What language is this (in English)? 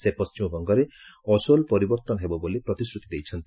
Odia